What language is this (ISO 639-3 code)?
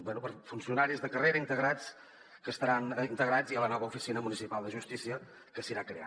cat